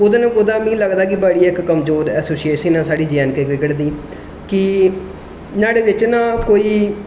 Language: Dogri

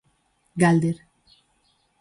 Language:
Galician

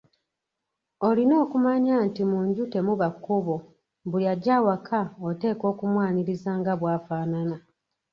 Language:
Ganda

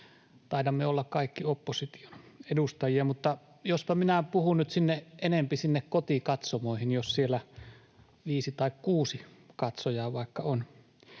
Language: Finnish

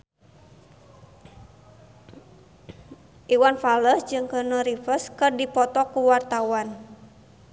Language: Sundanese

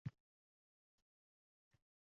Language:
Uzbek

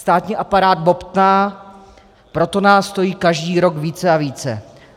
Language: Czech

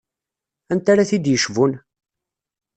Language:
Kabyle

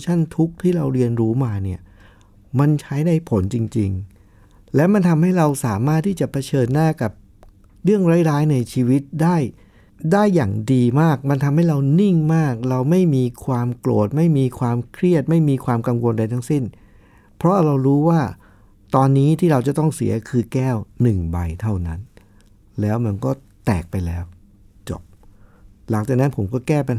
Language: Thai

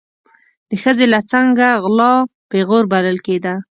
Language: Pashto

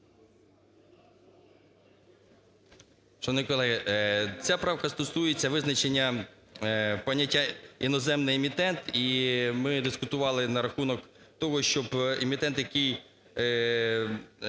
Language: Ukrainian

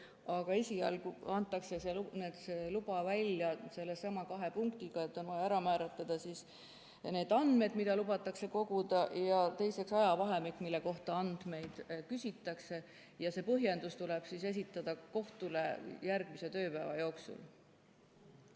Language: Estonian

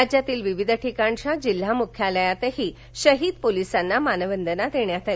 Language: Marathi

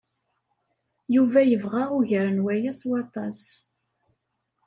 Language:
Kabyle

